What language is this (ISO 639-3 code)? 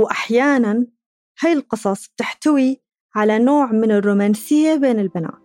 ara